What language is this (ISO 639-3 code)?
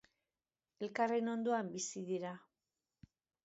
eus